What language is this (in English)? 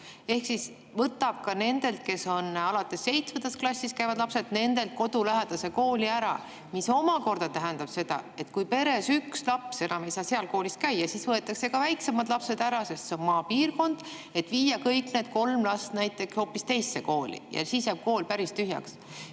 Estonian